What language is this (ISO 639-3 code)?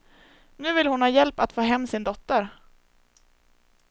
swe